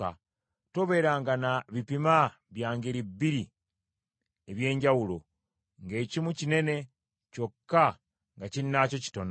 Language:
Ganda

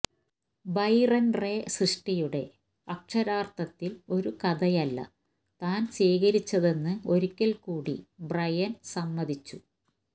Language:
Malayalam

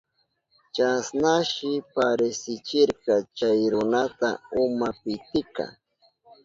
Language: Southern Pastaza Quechua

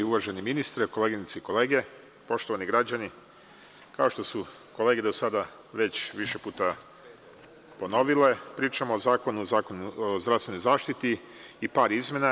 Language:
Serbian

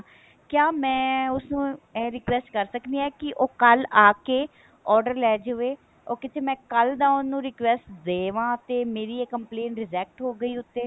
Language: Punjabi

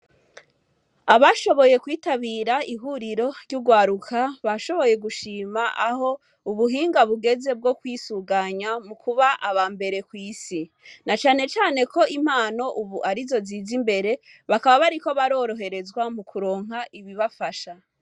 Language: Rundi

